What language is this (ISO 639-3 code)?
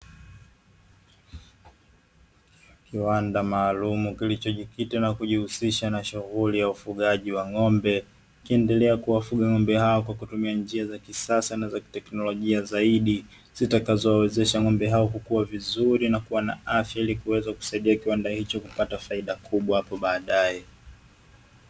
swa